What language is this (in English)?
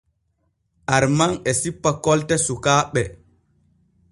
Borgu Fulfulde